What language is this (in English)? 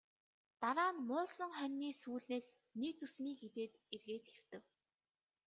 Mongolian